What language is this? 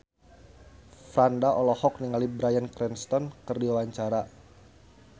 Sundanese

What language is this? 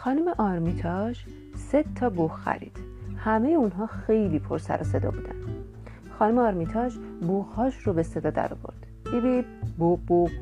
Persian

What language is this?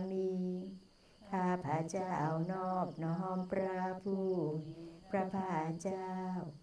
Thai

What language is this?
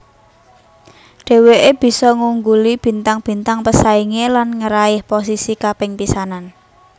Javanese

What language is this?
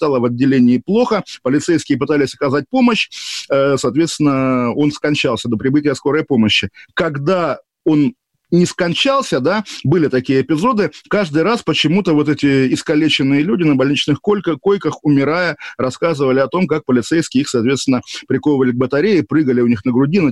Russian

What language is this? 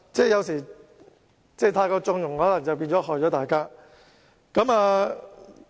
Cantonese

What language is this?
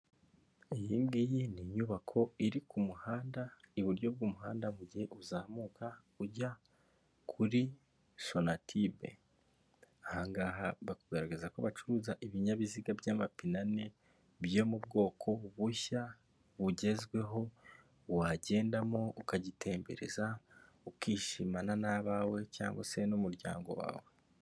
Kinyarwanda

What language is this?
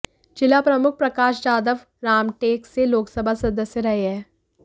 Hindi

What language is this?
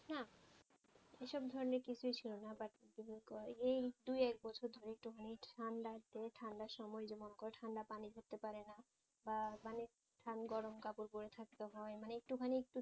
Bangla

